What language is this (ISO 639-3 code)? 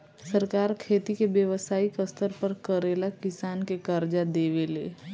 bho